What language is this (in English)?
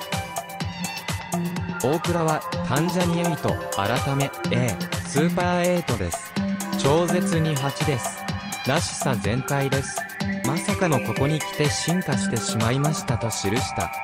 Japanese